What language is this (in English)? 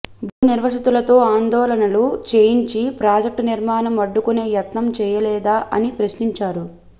Telugu